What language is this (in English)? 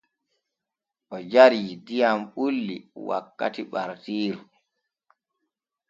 Borgu Fulfulde